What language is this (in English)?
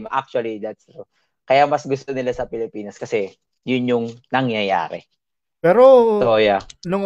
Filipino